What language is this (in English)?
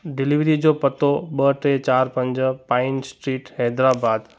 Sindhi